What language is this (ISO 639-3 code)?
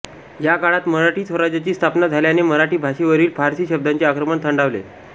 mar